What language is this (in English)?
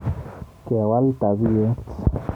Kalenjin